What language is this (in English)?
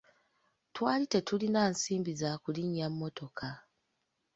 Ganda